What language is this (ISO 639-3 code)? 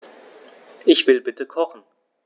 deu